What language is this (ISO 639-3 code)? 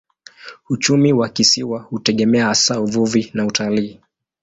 swa